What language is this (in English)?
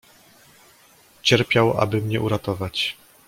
Polish